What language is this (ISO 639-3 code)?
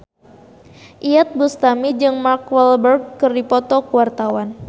sun